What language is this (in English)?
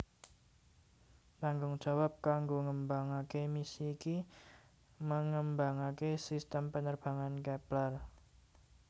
Javanese